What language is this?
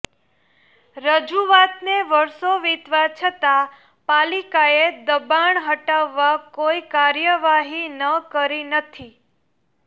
Gujarati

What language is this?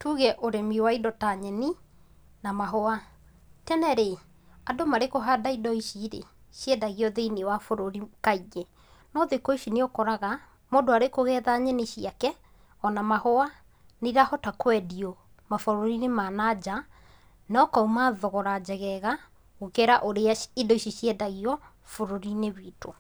Kikuyu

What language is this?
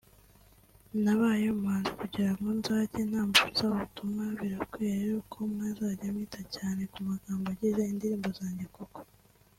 Kinyarwanda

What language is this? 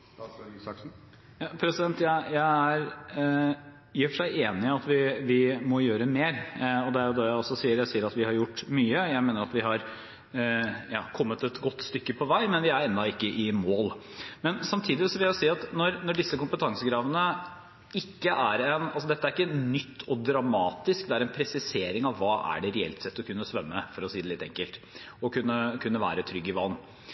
Norwegian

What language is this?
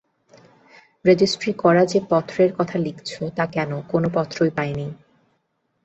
Bangla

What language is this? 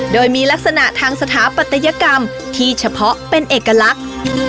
Thai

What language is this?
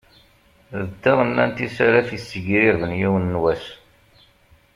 Kabyle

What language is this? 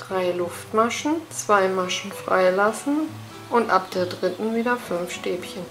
German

